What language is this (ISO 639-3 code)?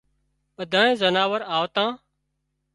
kxp